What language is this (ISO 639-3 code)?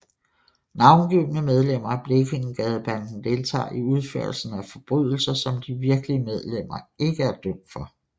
dan